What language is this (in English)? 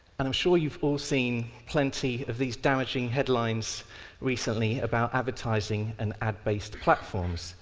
English